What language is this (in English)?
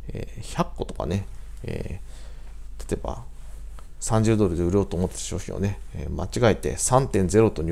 Japanese